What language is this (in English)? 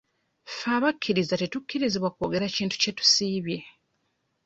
Ganda